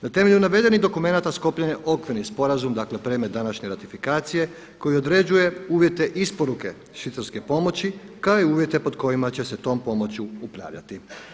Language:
Croatian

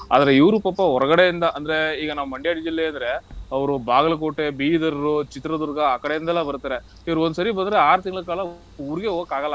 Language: Kannada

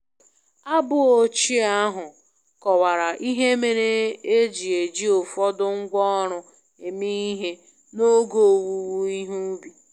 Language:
Igbo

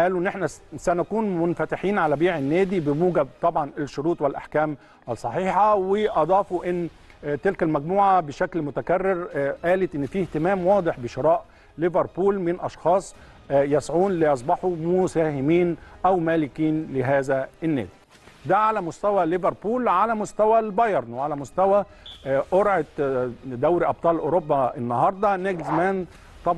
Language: Arabic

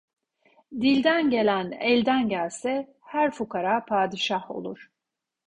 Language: Turkish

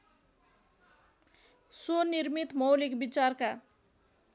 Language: Nepali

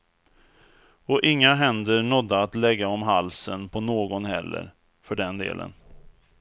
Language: Swedish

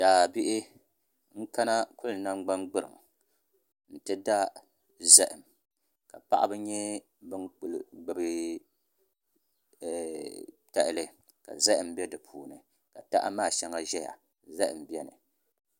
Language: Dagbani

